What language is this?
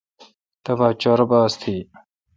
Kalkoti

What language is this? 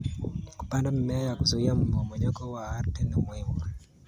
Kalenjin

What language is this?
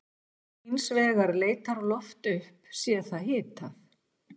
Icelandic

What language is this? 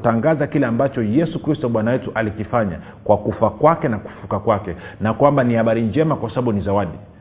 Swahili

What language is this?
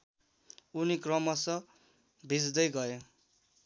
Nepali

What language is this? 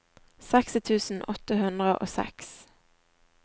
Norwegian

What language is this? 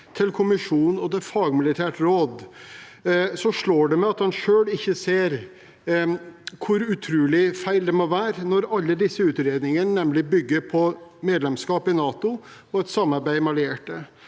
Norwegian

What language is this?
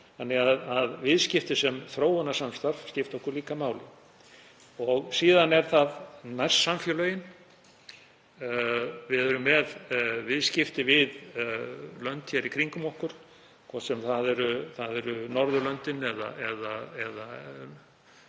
Icelandic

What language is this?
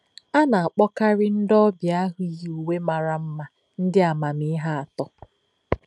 Igbo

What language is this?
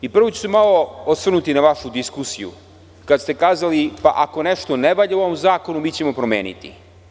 Serbian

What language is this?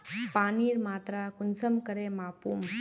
Magahi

